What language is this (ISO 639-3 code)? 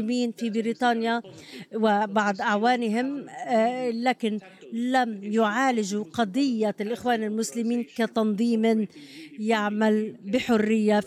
ara